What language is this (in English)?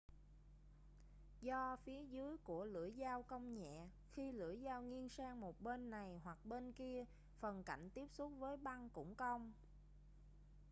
Vietnamese